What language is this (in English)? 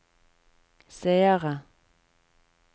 Norwegian